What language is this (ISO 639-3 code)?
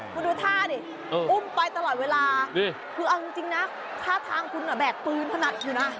tha